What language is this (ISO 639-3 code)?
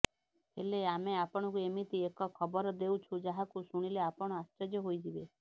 ori